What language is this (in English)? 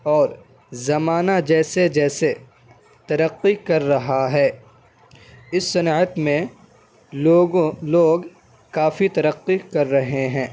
Urdu